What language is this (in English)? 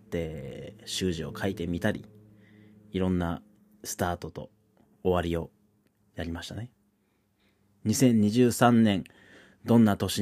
Japanese